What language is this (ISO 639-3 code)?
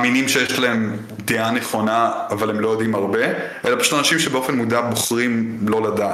heb